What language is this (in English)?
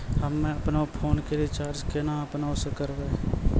Maithili